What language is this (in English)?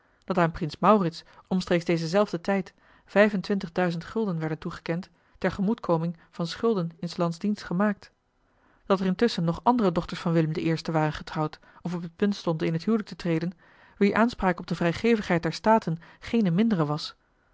Dutch